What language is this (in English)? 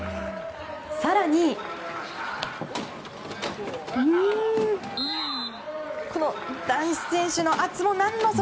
Japanese